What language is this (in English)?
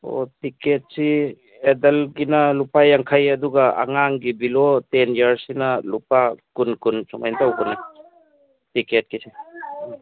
Manipuri